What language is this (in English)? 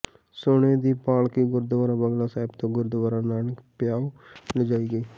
Punjabi